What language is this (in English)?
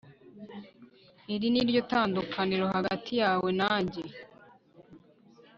Kinyarwanda